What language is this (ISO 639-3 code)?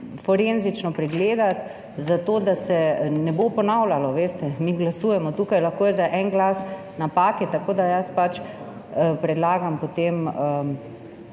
slv